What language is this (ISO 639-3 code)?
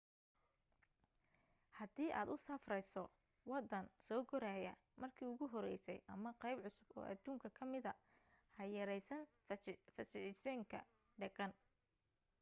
som